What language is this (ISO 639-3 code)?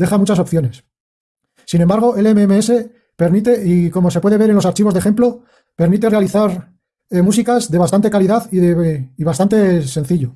spa